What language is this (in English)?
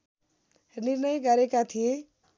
Nepali